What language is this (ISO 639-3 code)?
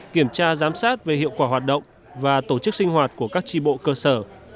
vie